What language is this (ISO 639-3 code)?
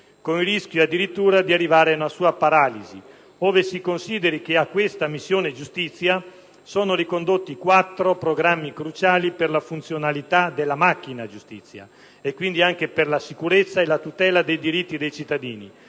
ita